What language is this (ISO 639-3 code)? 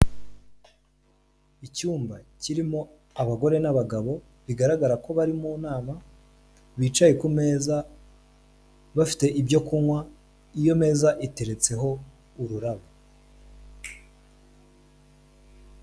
kin